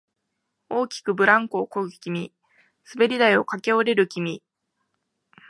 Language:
Japanese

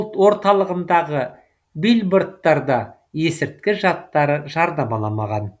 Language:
Kazakh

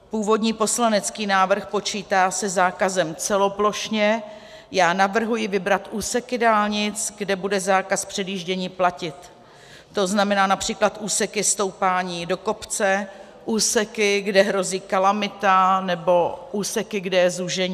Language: Czech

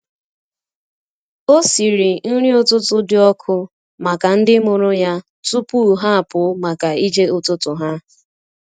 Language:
Igbo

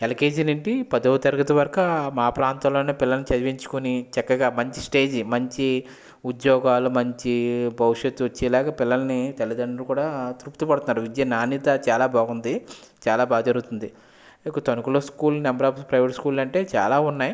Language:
Telugu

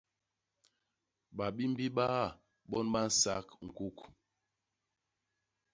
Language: Basaa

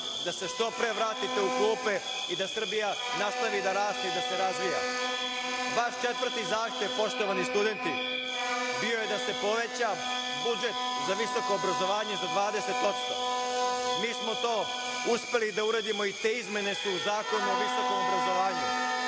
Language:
Serbian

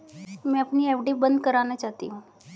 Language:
Hindi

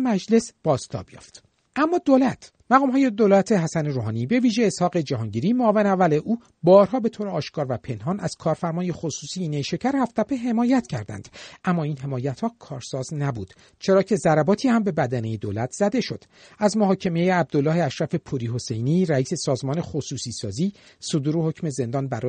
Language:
Persian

